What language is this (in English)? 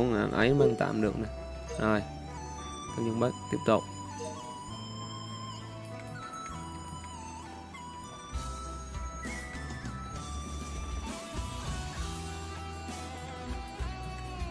Vietnamese